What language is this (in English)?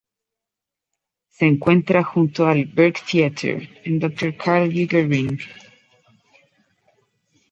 Spanish